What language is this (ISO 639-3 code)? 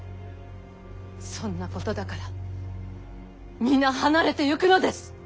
jpn